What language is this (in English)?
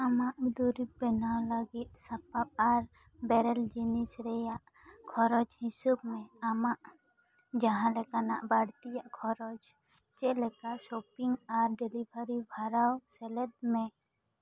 Santali